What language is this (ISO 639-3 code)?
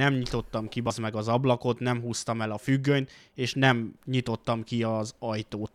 hun